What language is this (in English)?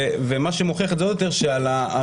Hebrew